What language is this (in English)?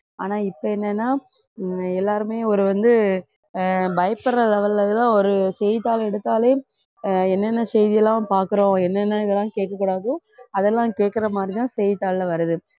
Tamil